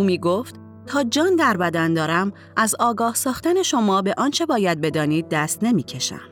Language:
Persian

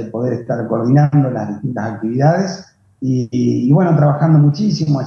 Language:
Spanish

